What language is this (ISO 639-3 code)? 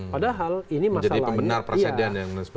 ind